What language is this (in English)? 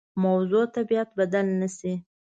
Pashto